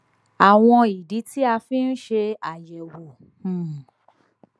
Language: Yoruba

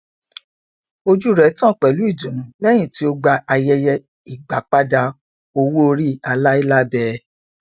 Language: Yoruba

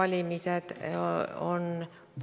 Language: Estonian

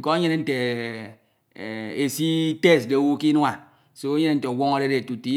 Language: Ito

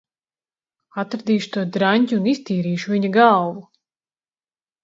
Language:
Latvian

